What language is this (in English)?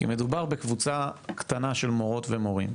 Hebrew